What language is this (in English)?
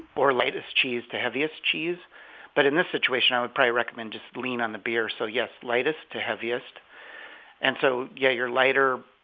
English